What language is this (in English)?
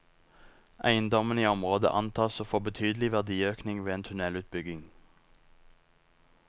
Norwegian